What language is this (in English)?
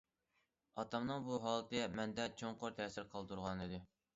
Uyghur